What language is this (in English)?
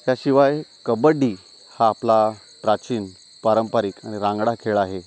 Marathi